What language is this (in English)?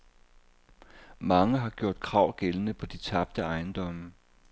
Danish